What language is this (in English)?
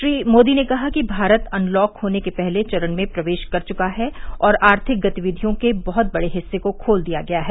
Hindi